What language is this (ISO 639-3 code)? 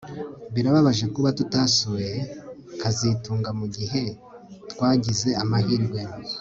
kin